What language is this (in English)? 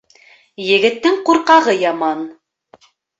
Bashkir